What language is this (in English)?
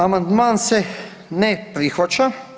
Croatian